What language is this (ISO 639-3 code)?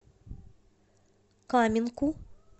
rus